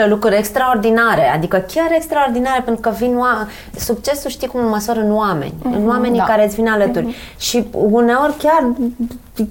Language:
Romanian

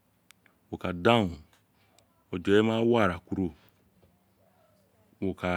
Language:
Isekiri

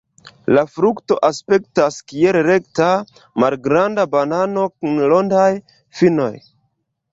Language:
Esperanto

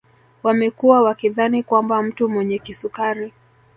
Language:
Swahili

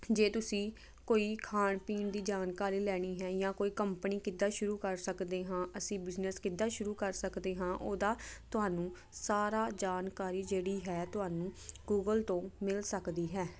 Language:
Punjabi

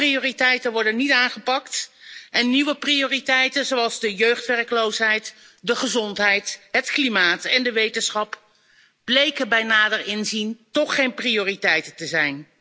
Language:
Dutch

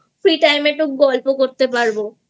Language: Bangla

